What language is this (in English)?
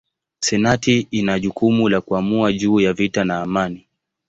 Swahili